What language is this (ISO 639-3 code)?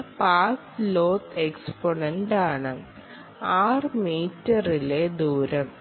mal